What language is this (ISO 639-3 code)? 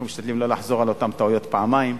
heb